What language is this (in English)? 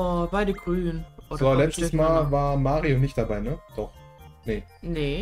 German